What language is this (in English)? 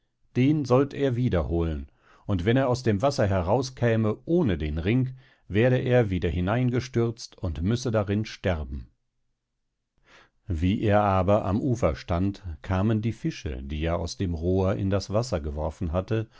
German